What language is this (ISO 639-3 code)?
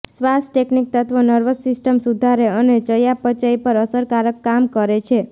guj